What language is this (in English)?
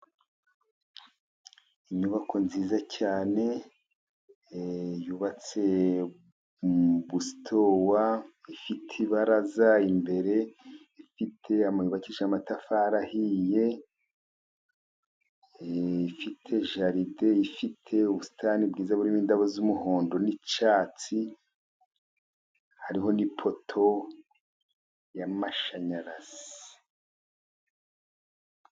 Kinyarwanda